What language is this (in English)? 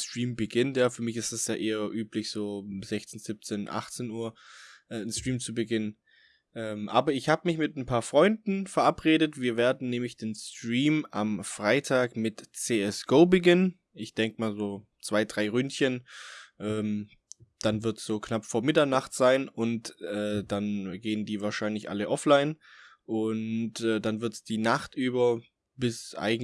German